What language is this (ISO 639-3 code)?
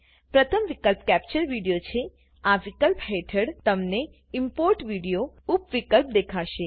guj